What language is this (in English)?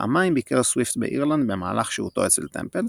Hebrew